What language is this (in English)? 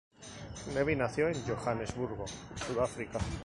Spanish